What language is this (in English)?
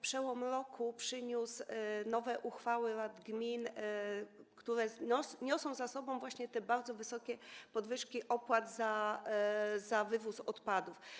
Polish